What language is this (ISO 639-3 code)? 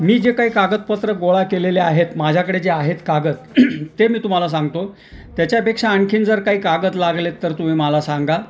mar